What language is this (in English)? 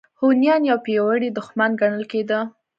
Pashto